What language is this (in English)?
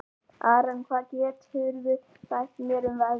Icelandic